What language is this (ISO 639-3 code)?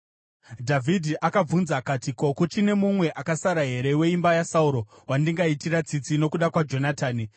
sna